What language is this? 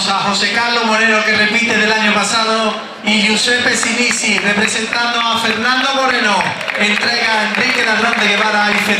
Spanish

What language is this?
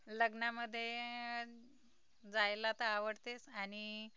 Marathi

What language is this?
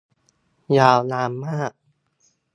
Thai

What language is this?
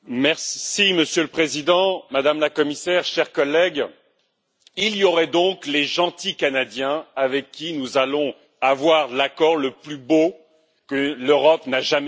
French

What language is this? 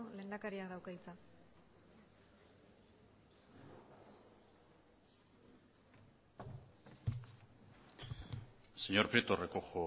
Basque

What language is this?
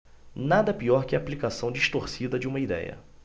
Portuguese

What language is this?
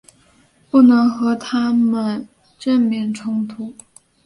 Chinese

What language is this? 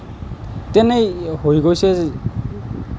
Assamese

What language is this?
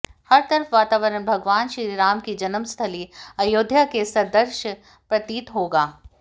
Hindi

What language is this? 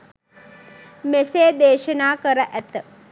Sinhala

